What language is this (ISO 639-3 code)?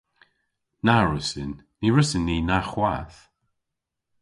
cor